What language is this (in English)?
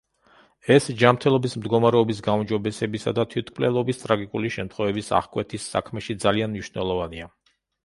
Georgian